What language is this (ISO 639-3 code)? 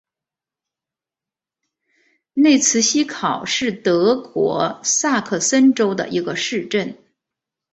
zho